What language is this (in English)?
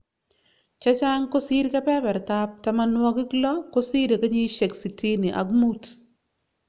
Kalenjin